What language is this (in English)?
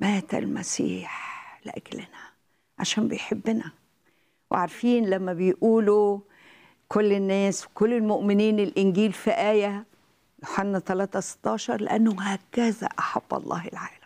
Arabic